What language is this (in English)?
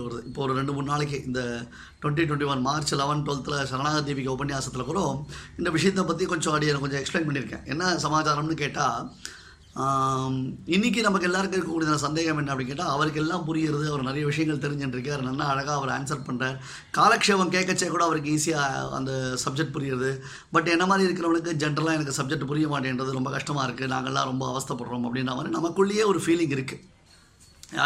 Tamil